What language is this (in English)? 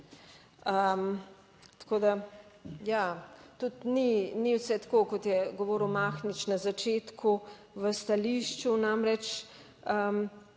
Slovenian